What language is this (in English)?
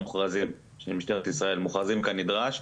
Hebrew